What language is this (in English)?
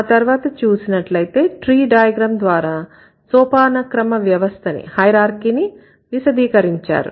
Telugu